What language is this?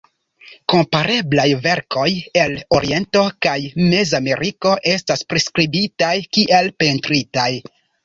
Esperanto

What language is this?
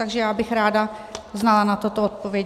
Czech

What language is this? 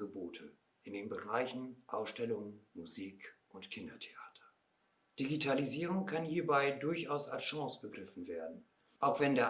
German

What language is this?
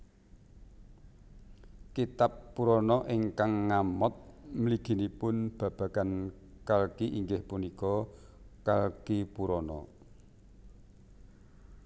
Javanese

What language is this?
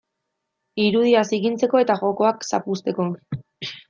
Basque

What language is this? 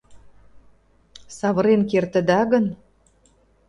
Mari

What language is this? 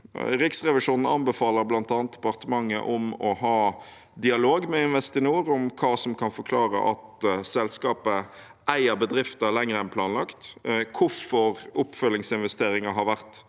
Norwegian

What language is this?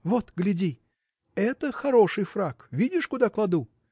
Russian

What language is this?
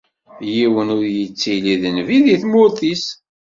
Kabyle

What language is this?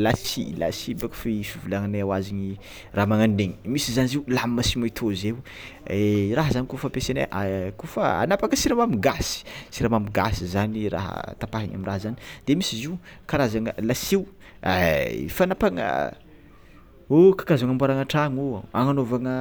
Tsimihety Malagasy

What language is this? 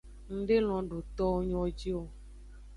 Aja (Benin)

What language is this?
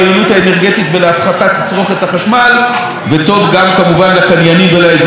Hebrew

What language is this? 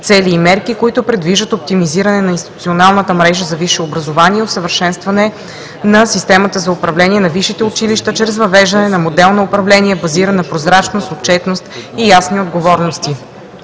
Bulgarian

